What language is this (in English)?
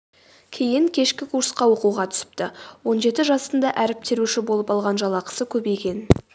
Kazakh